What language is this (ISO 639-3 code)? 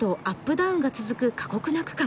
jpn